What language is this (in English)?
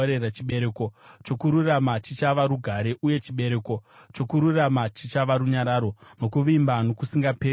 Shona